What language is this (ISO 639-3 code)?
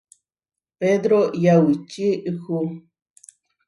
var